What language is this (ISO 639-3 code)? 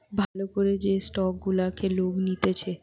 ben